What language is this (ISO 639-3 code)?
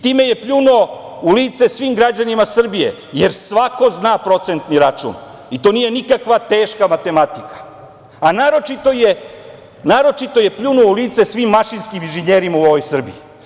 srp